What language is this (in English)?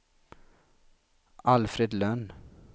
Swedish